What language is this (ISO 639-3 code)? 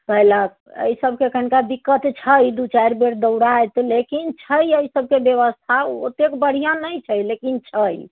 mai